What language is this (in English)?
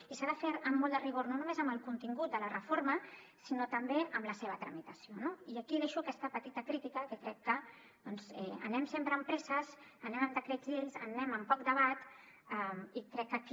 Catalan